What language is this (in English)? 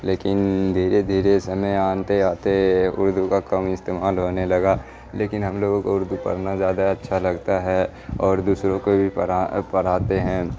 Urdu